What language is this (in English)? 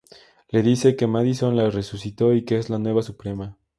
Spanish